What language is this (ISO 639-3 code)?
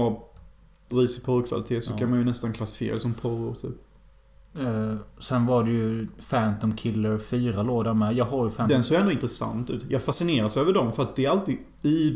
swe